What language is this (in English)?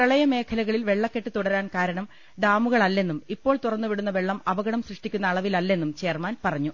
Malayalam